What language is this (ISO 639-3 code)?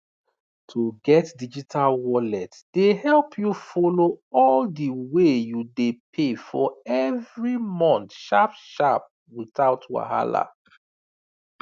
pcm